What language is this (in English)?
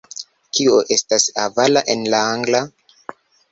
Esperanto